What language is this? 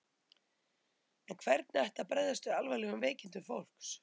Icelandic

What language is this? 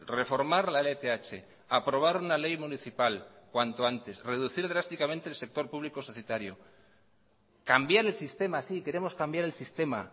Spanish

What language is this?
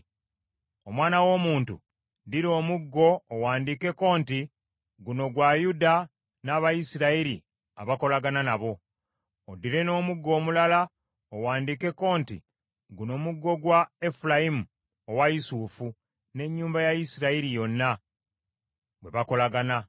Ganda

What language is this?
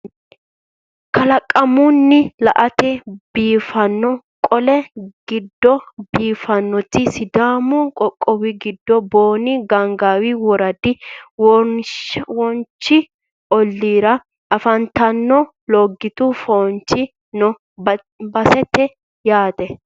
Sidamo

